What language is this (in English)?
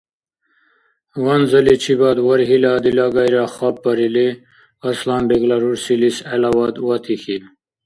Dargwa